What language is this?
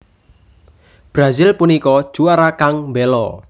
Javanese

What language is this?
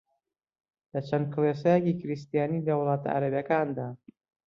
Central Kurdish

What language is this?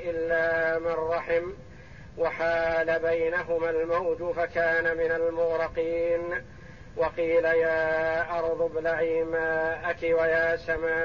Arabic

